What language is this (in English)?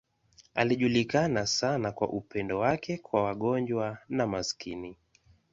Swahili